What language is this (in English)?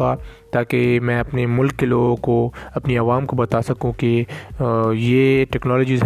Urdu